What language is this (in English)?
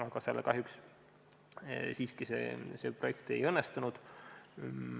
Estonian